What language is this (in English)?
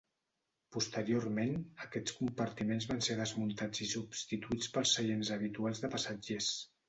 Catalan